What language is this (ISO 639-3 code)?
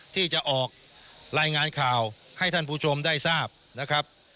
tha